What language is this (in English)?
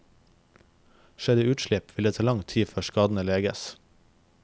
Norwegian